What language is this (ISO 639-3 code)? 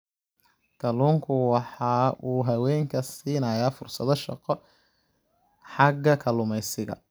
som